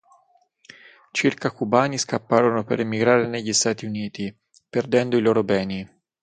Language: Italian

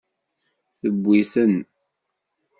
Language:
Kabyle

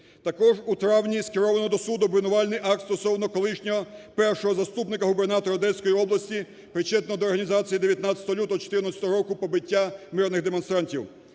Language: Ukrainian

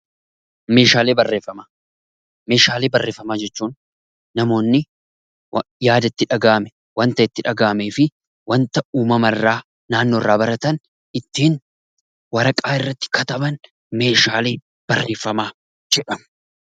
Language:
Oromo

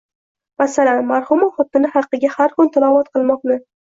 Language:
Uzbek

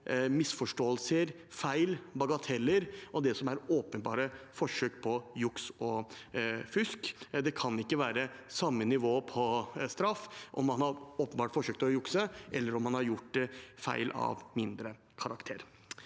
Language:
Norwegian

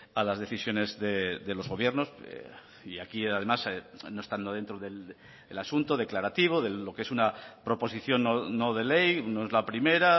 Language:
Spanish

